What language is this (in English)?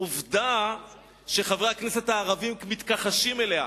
Hebrew